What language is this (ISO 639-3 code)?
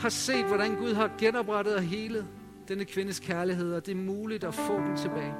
dan